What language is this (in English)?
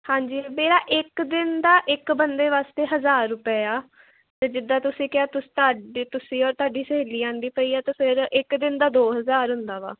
Punjabi